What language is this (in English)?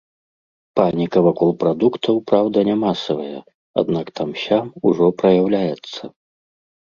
Belarusian